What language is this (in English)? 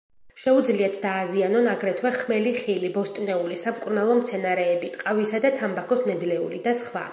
Georgian